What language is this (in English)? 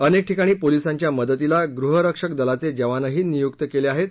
Marathi